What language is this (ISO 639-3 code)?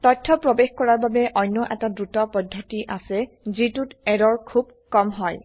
asm